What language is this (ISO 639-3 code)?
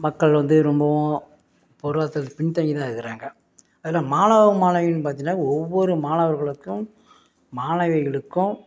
tam